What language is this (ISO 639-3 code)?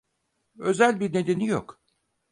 tur